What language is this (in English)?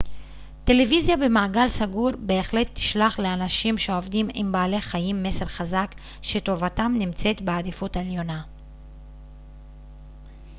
Hebrew